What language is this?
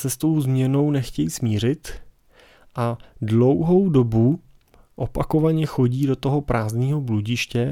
Czech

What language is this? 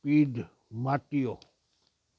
Sindhi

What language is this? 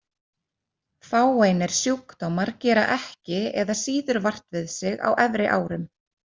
Icelandic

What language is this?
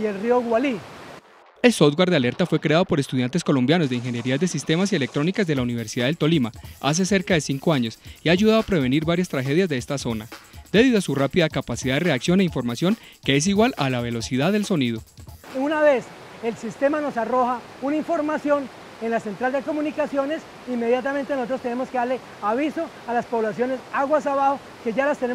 Spanish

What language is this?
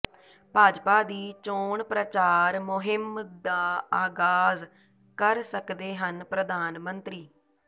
Punjabi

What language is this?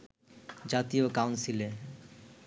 Bangla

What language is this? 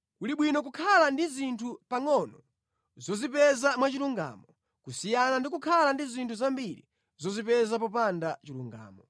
Nyanja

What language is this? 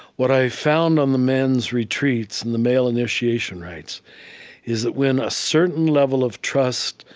English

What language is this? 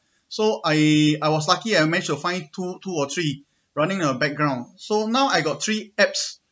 English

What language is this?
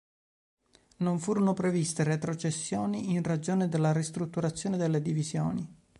Italian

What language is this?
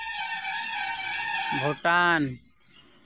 Santali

